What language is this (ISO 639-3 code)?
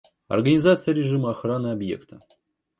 rus